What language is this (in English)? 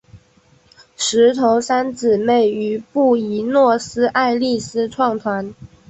Chinese